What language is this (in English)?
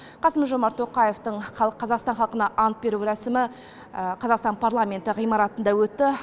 Kazakh